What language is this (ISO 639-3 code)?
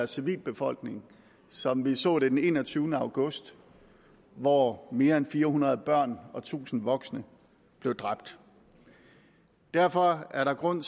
dan